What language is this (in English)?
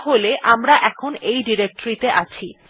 Bangla